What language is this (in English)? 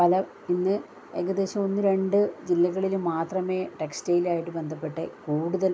Malayalam